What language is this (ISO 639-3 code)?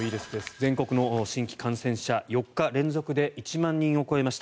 jpn